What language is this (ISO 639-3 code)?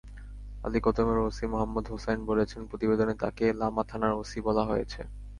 ben